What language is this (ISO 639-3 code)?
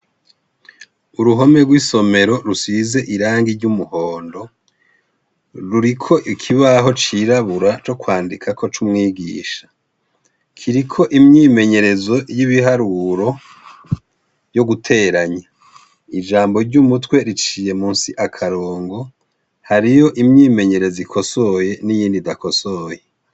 run